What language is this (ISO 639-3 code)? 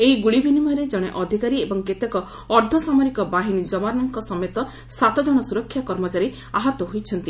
ori